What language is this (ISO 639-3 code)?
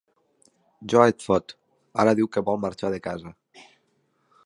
cat